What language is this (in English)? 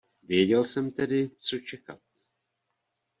Czech